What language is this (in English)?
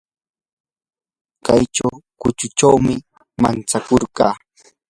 Yanahuanca Pasco Quechua